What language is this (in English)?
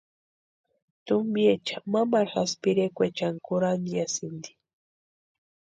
Western Highland Purepecha